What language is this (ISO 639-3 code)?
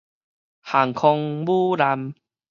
nan